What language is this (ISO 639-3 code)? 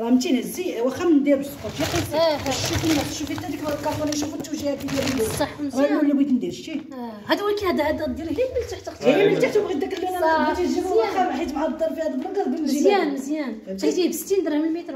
ara